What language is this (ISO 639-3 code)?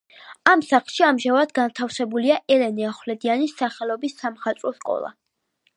kat